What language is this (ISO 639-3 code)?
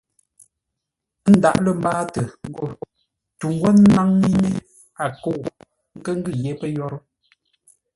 nla